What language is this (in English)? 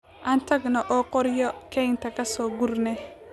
Somali